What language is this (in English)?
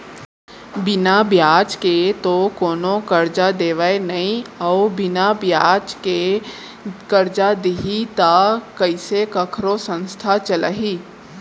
Chhattisgarhi